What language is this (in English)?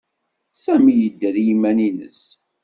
Kabyle